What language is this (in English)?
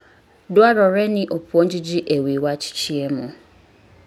Luo (Kenya and Tanzania)